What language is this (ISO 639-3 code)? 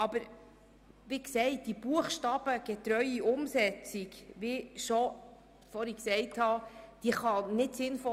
gsw